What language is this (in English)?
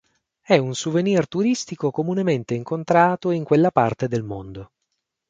Italian